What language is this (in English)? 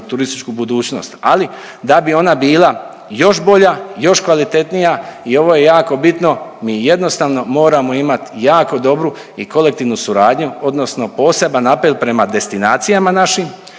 Croatian